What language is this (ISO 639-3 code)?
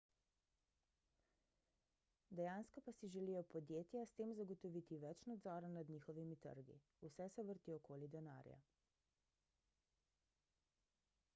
slv